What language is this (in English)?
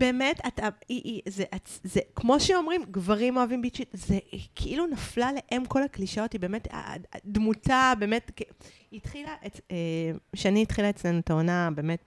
Hebrew